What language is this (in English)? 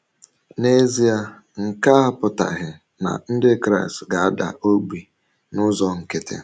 Igbo